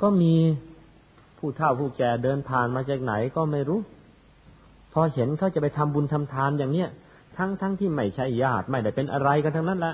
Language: Thai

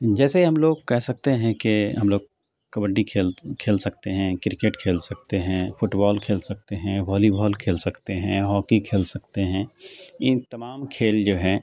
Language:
Urdu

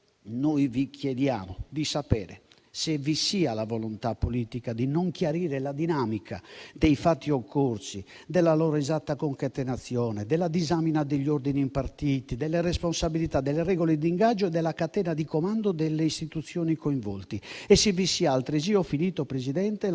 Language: Italian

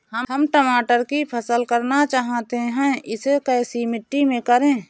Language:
Hindi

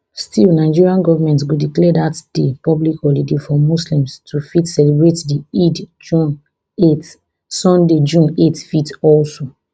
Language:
Nigerian Pidgin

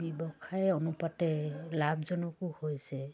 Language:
Assamese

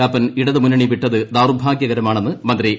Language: Malayalam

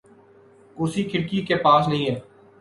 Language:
Urdu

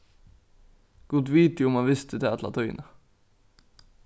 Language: Faroese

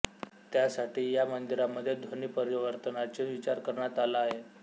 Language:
Marathi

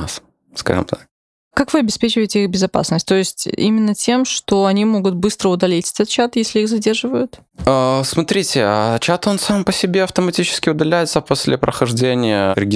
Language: Russian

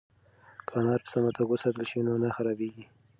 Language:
Pashto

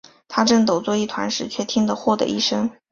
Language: Chinese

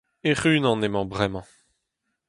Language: Breton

